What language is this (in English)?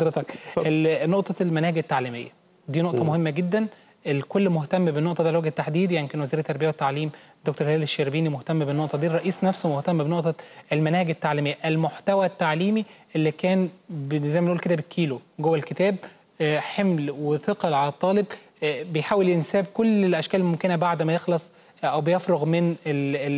Arabic